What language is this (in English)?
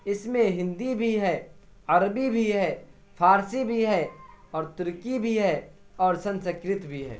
Urdu